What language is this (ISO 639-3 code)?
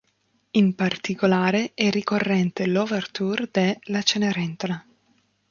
ita